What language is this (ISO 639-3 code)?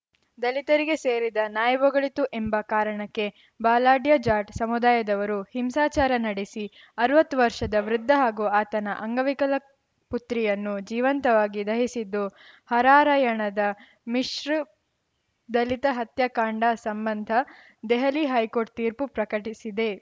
kan